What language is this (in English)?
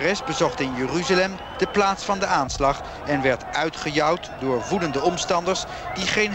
Dutch